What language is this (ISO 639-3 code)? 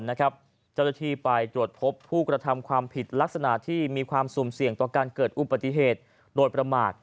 tha